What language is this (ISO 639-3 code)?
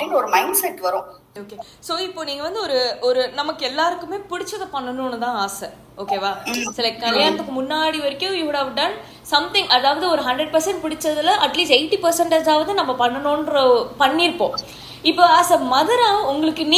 tam